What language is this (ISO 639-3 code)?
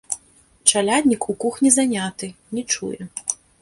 bel